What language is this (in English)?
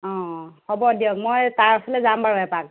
Assamese